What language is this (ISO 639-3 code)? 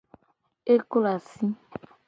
gej